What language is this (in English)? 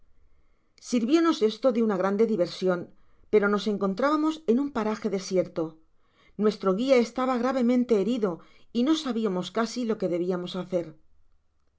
Spanish